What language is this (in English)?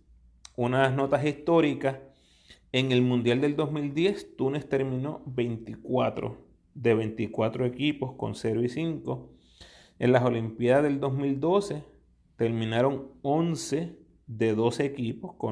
Spanish